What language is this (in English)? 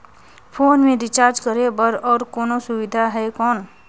Chhattisgarhi